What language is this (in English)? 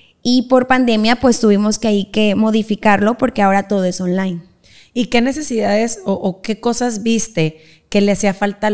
Spanish